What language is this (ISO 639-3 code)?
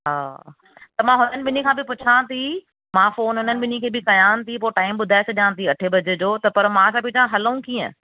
snd